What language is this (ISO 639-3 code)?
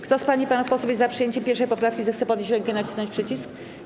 pol